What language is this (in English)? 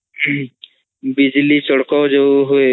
Odia